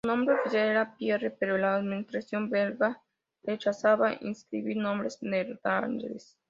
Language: Spanish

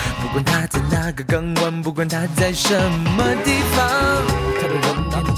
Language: Chinese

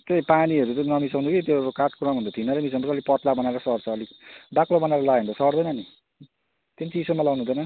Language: Nepali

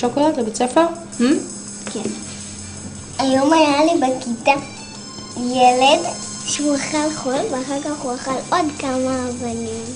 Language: Hebrew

